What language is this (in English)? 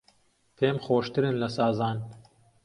Central Kurdish